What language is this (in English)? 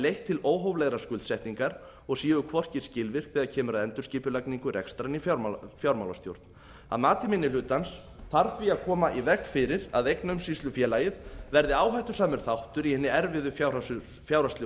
Icelandic